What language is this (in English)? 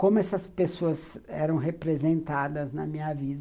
Portuguese